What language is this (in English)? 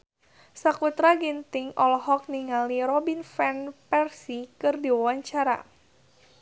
Sundanese